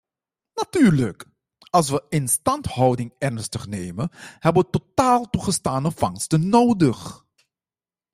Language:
Dutch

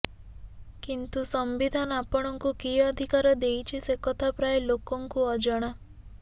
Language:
Odia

